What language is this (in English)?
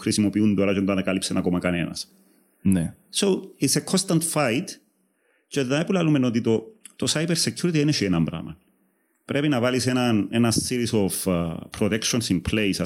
Greek